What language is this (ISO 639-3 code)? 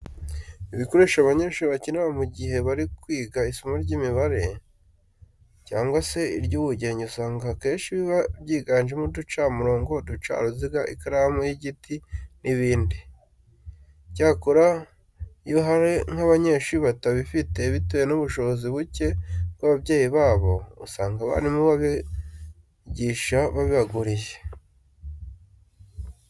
kin